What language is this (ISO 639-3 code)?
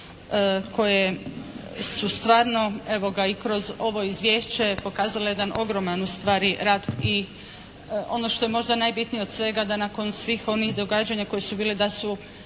hrv